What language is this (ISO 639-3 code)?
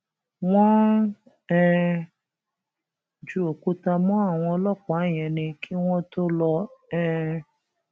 yor